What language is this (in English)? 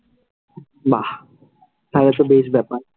Bangla